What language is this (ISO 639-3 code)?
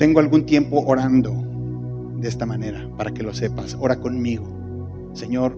spa